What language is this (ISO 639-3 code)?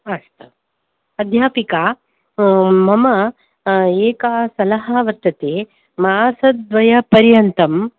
san